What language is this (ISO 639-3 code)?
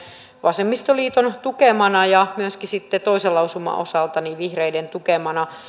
fin